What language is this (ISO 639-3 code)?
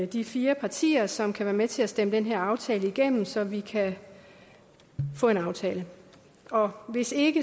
dan